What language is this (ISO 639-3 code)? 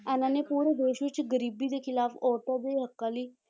pan